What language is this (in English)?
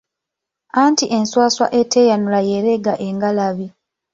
Ganda